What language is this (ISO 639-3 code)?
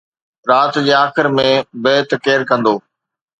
snd